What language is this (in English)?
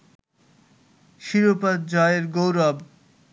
Bangla